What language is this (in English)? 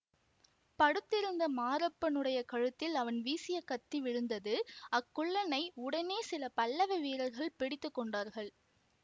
Tamil